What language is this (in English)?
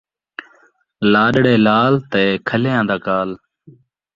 Saraiki